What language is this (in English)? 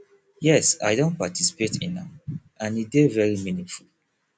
Nigerian Pidgin